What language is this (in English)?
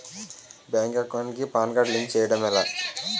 Telugu